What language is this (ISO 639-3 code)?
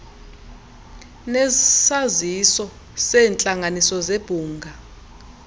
xho